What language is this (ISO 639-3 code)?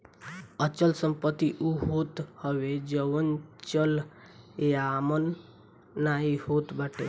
bho